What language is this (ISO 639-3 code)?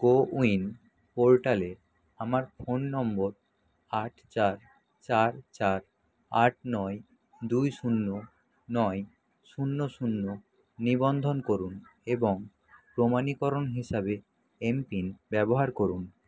ben